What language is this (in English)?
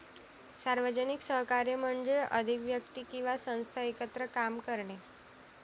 Marathi